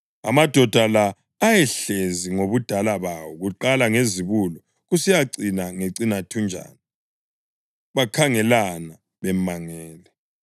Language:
North Ndebele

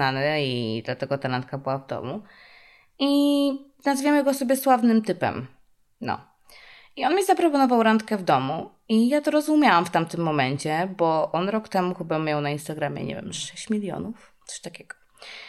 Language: Polish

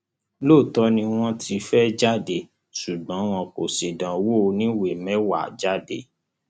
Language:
Yoruba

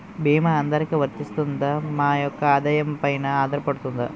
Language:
Telugu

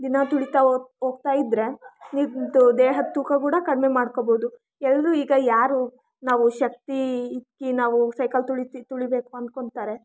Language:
Kannada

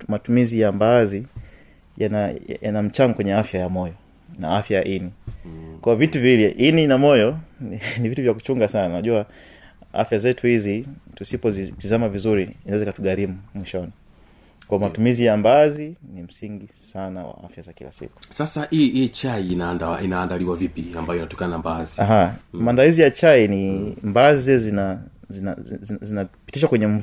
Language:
Swahili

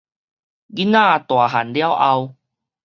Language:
Min Nan Chinese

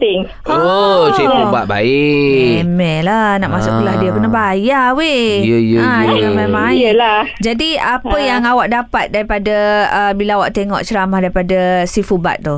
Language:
Malay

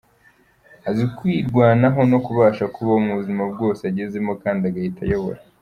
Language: Kinyarwanda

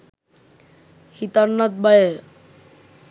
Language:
Sinhala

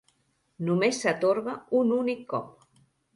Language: Catalan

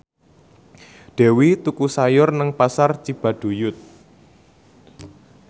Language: Javanese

